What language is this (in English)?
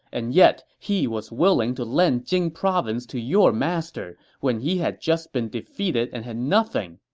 English